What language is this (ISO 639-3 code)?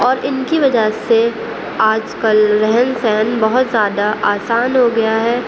urd